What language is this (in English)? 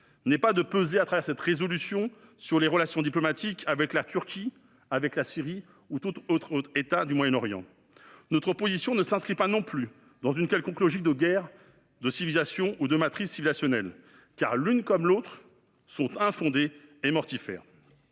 French